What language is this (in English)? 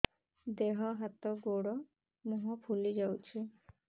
Odia